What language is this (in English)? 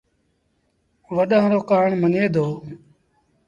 Sindhi Bhil